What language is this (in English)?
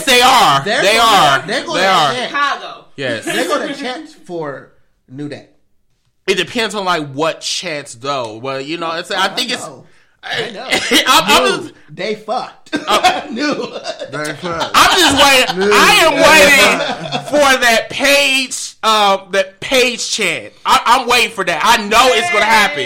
English